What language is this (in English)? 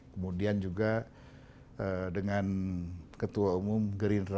Indonesian